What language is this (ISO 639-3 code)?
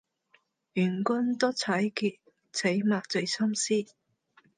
yue